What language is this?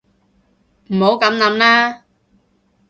Cantonese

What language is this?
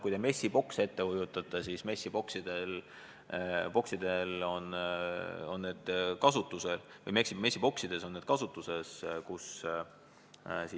Estonian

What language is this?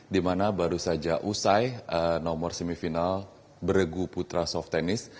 Indonesian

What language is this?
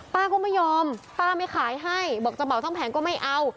Thai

